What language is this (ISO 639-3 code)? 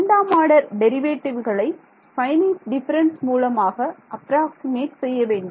tam